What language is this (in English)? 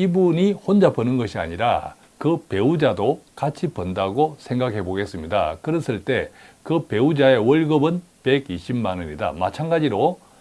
Korean